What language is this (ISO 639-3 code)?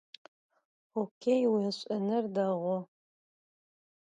ady